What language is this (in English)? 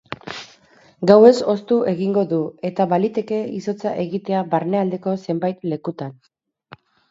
Basque